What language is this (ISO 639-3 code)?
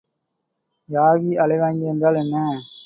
tam